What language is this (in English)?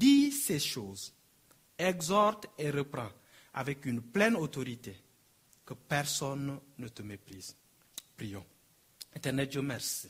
French